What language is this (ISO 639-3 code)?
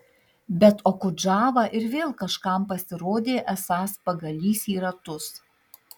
lit